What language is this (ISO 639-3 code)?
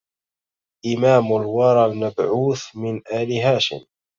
ara